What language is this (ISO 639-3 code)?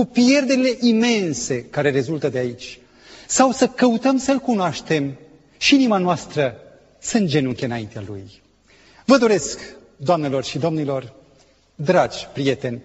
ron